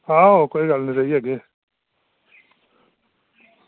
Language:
Dogri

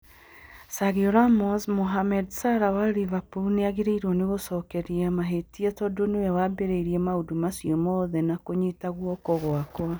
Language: Kikuyu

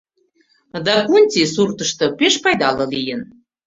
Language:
Mari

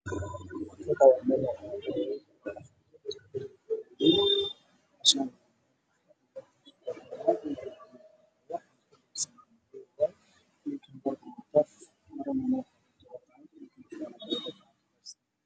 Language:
Somali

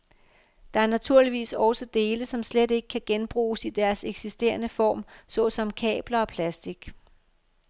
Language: Danish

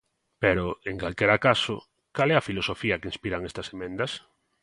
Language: Galician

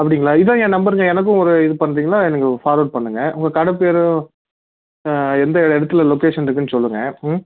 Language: Tamil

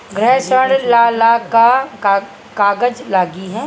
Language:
Bhojpuri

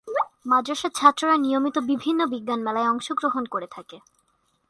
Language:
Bangla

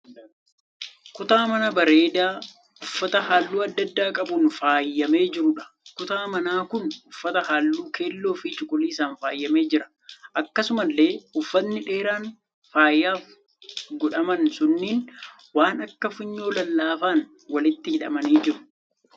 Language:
Oromo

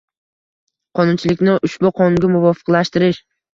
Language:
Uzbek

